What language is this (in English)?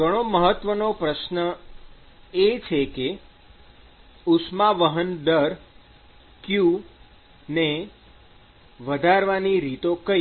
Gujarati